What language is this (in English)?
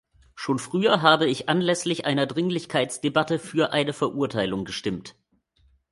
German